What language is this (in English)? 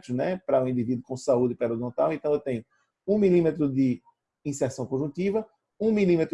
Portuguese